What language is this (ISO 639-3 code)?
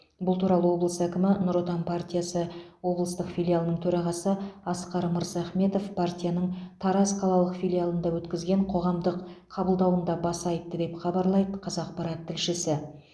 kaz